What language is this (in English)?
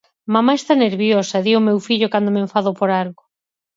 Galician